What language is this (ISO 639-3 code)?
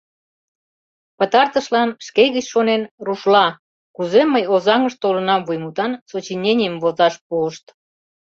chm